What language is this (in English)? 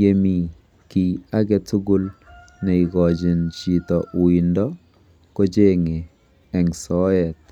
Kalenjin